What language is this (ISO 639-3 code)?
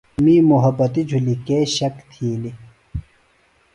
phl